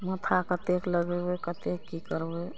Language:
Maithili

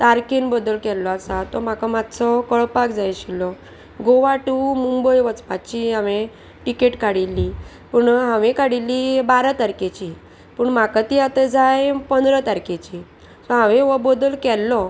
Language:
Konkani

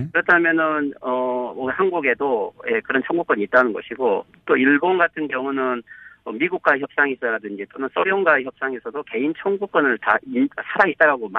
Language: Korean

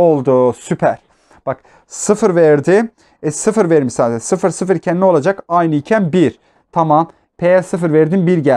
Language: Turkish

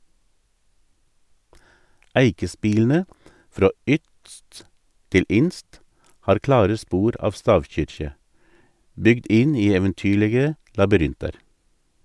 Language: Norwegian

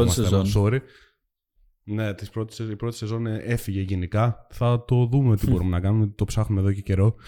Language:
Greek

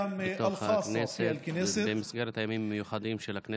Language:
Hebrew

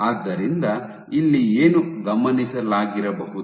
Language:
Kannada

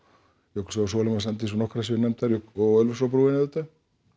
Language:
Icelandic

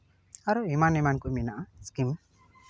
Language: Santali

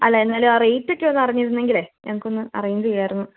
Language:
Malayalam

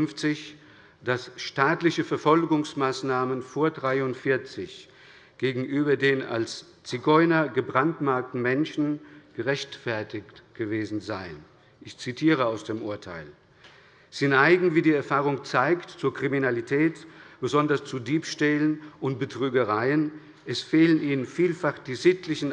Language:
German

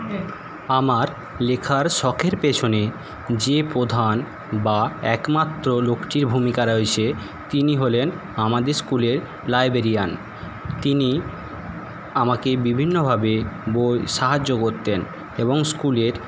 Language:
Bangla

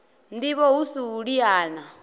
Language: Venda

